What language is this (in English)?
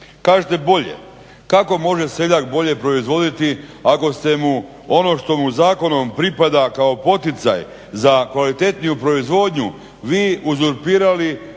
Croatian